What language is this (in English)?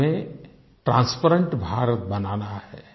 Hindi